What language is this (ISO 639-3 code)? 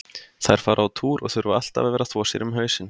isl